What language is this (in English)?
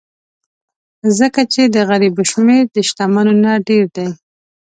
Pashto